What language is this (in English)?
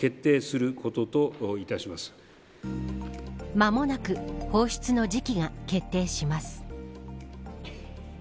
Japanese